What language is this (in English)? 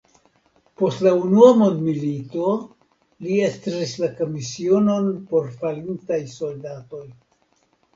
Esperanto